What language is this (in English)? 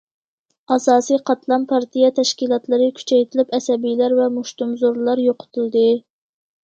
Uyghur